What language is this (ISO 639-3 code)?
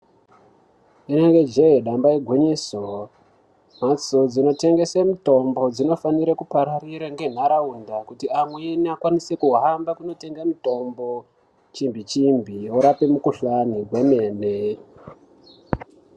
ndc